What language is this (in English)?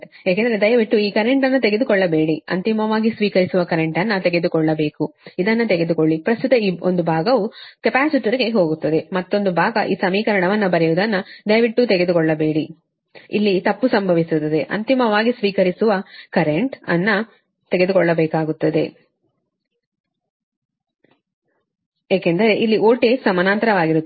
Kannada